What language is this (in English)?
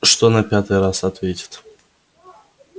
Russian